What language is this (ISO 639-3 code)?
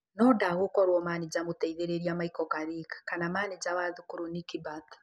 kik